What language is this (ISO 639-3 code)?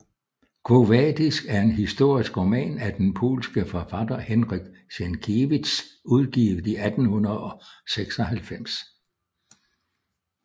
dan